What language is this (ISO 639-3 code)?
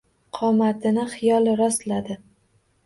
uzb